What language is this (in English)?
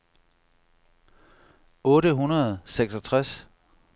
Danish